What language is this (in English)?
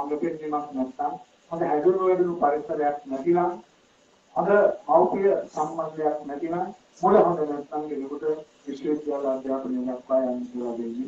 Turkish